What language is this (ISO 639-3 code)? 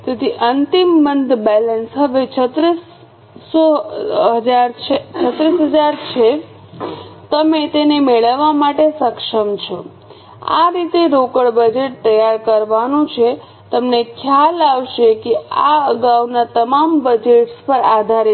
guj